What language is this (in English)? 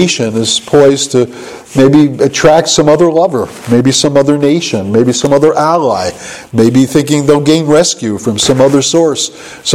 English